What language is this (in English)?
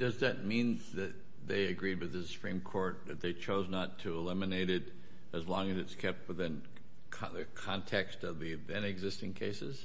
English